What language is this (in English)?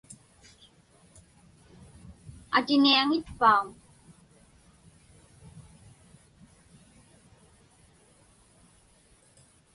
Inupiaq